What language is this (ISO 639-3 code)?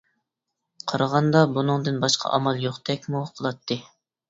uig